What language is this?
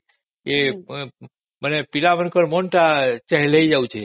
Odia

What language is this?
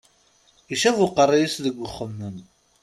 Kabyle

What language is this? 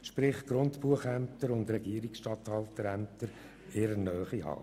Swiss German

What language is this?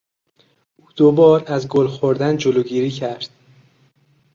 Persian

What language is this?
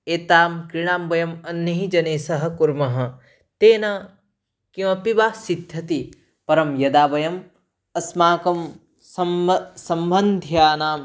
Sanskrit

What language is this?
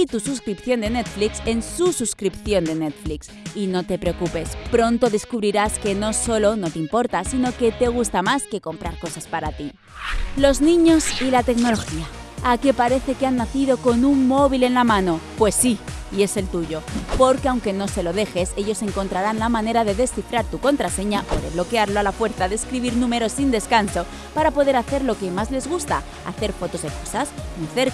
Spanish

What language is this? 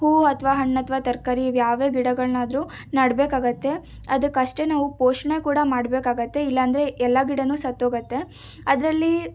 Kannada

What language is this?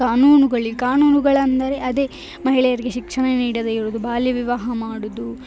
Kannada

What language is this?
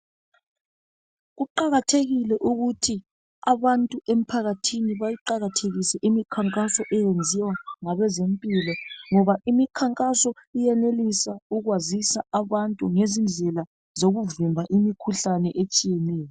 North Ndebele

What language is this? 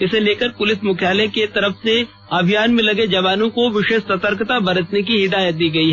Hindi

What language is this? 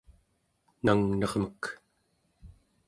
Central Yupik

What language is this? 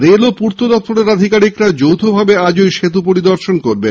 Bangla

